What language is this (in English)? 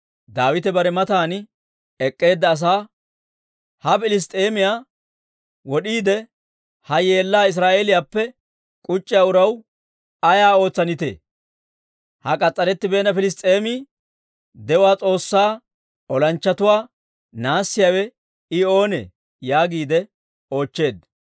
Dawro